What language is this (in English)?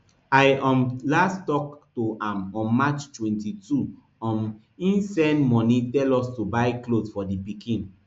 Nigerian Pidgin